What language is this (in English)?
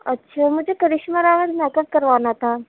Urdu